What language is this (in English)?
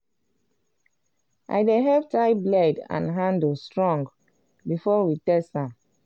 Nigerian Pidgin